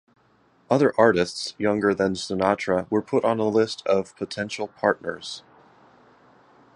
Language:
English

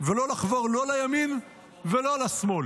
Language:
Hebrew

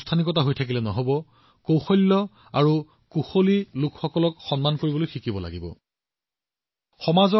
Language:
Assamese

